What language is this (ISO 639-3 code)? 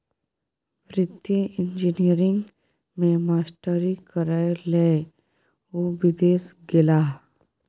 mai